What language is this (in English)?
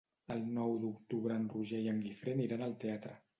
Catalan